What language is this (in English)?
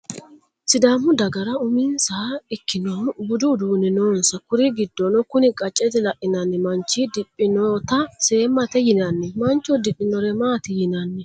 Sidamo